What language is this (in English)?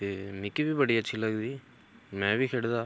Dogri